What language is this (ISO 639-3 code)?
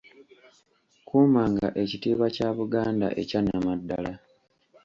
lug